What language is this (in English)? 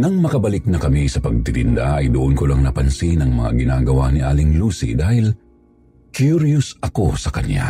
Filipino